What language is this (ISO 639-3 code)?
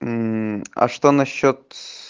rus